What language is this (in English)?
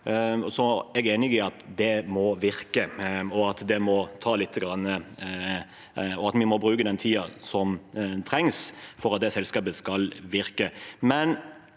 Norwegian